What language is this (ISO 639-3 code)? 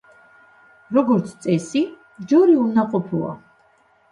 kat